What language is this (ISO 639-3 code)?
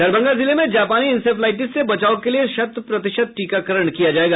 hin